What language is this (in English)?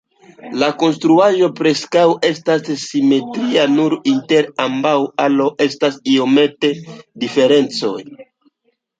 Esperanto